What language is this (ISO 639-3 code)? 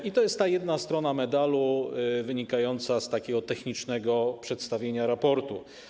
pol